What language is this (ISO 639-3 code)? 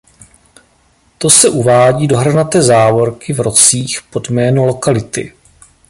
ces